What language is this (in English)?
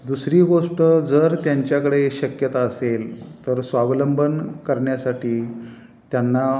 Marathi